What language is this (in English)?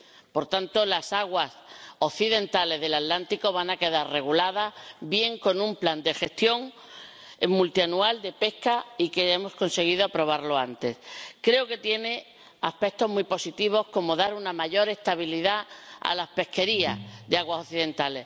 Spanish